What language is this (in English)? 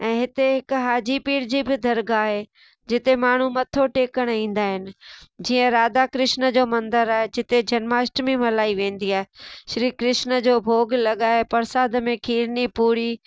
Sindhi